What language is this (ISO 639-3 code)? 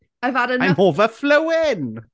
eng